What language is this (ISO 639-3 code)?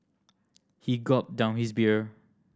eng